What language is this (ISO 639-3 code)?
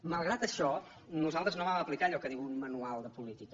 cat